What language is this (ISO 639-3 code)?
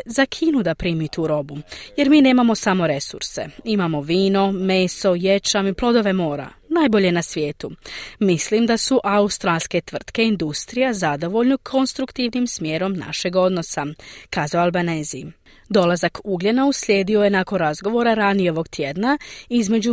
hrv